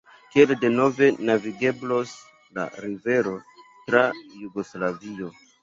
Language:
Esperanto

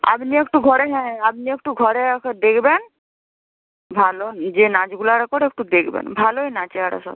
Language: Bangla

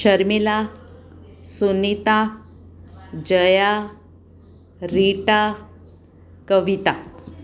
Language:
Sindhi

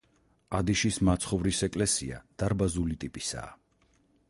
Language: Georgian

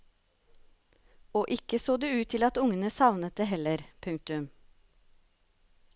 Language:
Norwegian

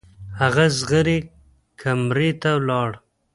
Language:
Pashto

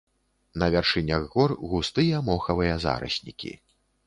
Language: Belarusian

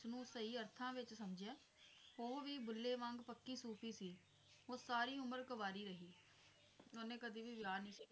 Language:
Punjabi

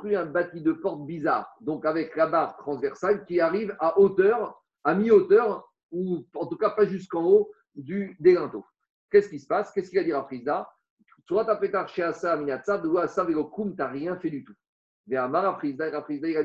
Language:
French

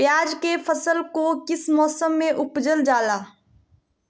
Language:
Magahi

